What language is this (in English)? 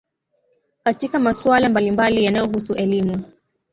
Swahili